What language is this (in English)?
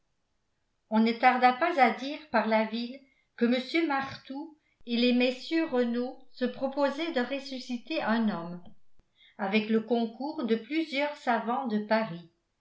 French